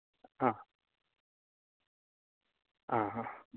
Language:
Konkani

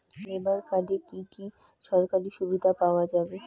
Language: Bangla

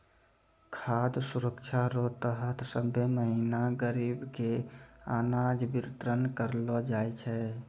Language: Maithili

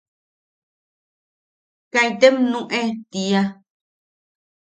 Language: Yaqui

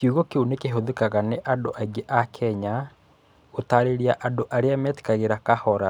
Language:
Kikuyu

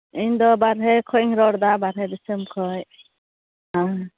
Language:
Santali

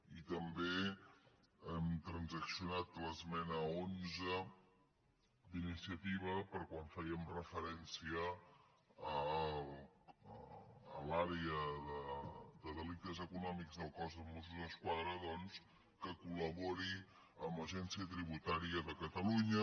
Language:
Catalan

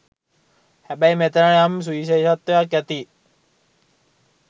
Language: Sinhala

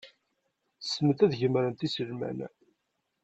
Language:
Kabyle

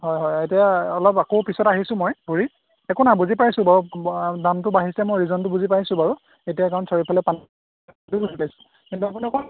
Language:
Assamese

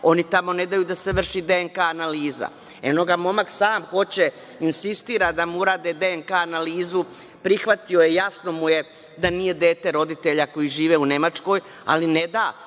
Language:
Serbian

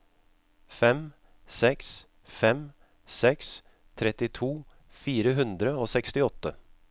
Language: Norwegian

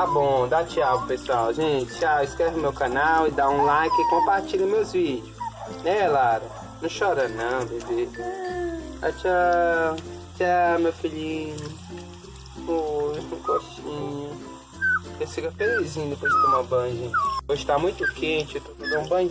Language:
Portuguese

